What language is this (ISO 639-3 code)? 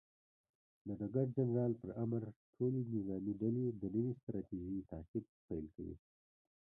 pus